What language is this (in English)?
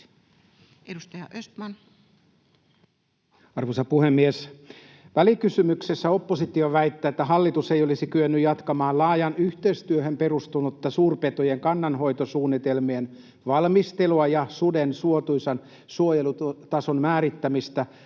Finnish